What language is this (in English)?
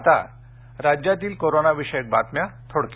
Marathi